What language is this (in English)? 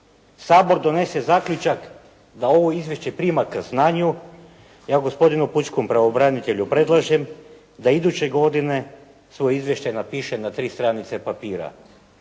Croatian